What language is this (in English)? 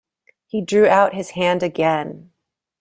English